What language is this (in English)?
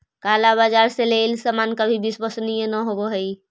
Magahi